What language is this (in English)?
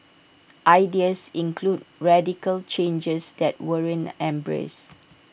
English